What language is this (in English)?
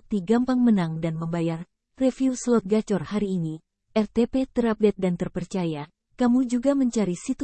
Indonesian